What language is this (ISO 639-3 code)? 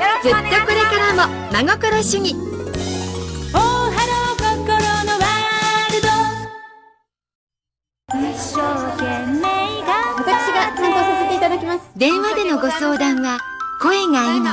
jpn